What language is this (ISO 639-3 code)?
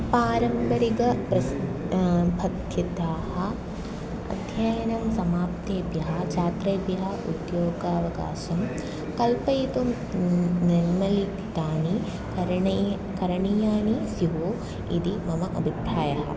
san